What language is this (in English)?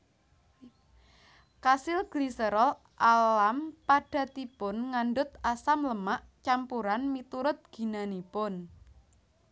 Javanese